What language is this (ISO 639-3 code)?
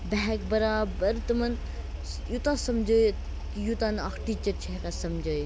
kas